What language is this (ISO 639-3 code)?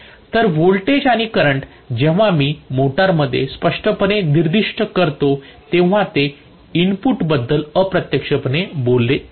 mar